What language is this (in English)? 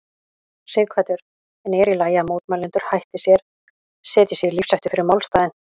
Icelandic